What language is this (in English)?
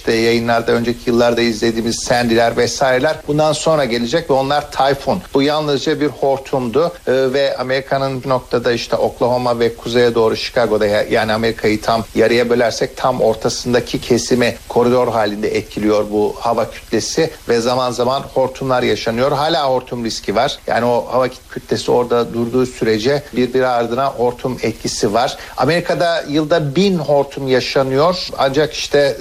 Turkish